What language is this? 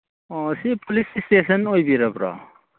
Manipuri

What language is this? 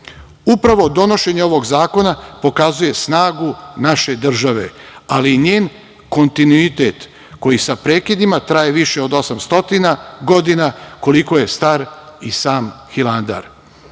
Serbian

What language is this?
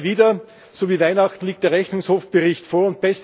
German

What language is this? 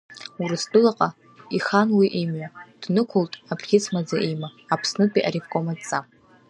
Abkhazian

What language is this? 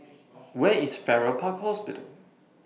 English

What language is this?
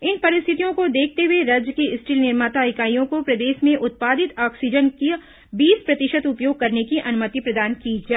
Hindi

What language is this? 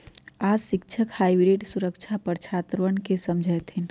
Magahi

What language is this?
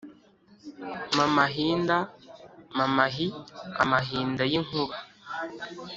Kinyarwanda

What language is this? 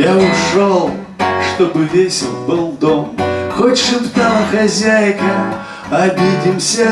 Russian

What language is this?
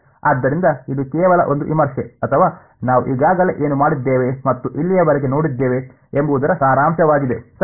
Kannada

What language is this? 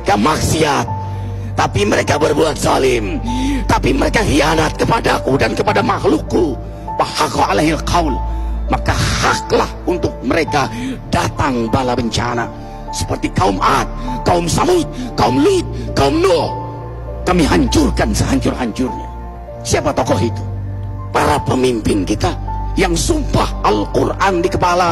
Indonesian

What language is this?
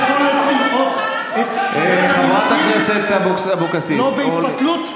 Hebrew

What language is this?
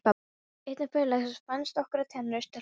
Icelandic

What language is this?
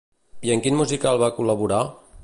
Catalan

